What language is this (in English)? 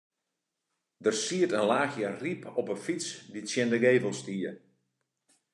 Western Frisian